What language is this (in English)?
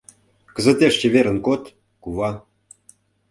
Mari